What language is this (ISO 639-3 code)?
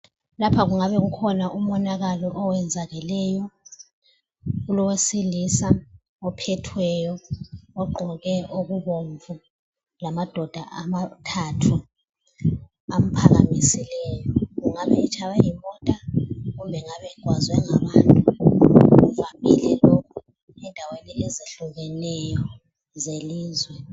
nde